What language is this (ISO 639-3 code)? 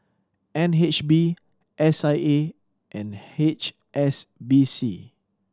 eng